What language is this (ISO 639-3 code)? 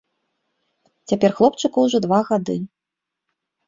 bel